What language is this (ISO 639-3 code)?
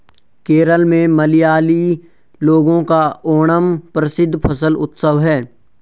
hin